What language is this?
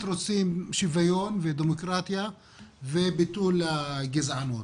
Hebrew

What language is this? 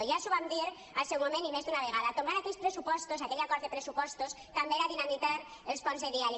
Catalan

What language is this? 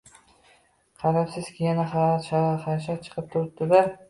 Uzbek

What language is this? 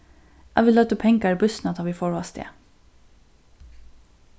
Faroese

